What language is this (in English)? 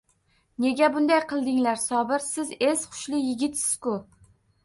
Uzbek